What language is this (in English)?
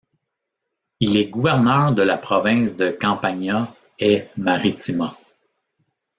French